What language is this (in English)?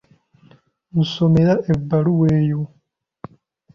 Ganda